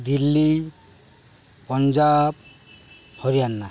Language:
Odia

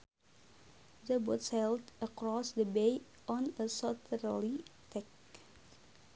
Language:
Sundanese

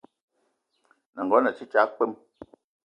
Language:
Eton (Cameroon)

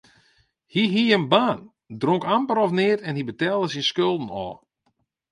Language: Western Frisian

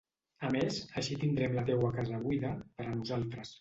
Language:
Catalan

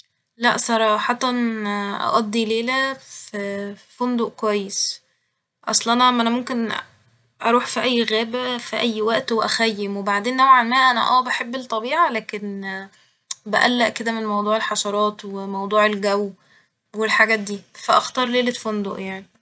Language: Egyptian Arabic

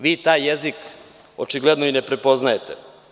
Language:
Serbian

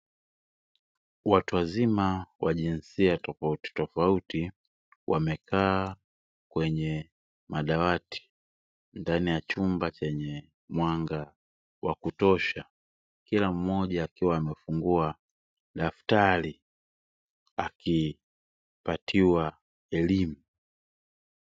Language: Swahili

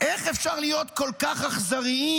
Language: Hebrew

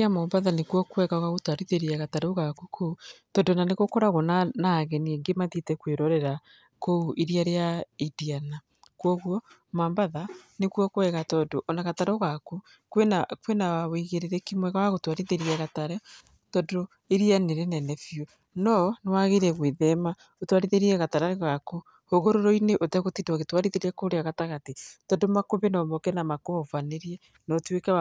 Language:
Kikuyu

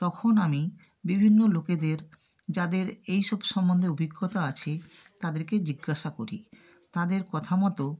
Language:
Bangla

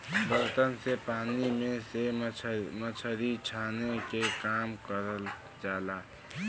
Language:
Bhojpuri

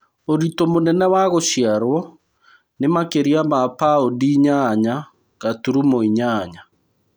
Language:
Kikuyu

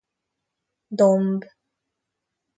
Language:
Hungarian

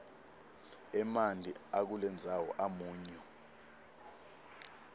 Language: Swati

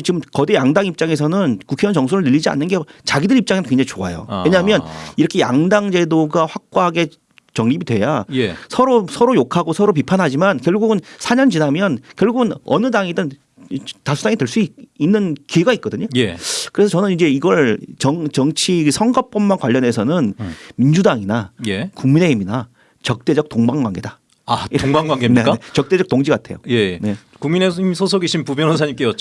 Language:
Korean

